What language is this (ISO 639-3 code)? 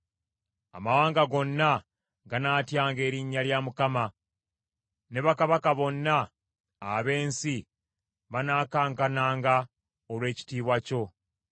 lug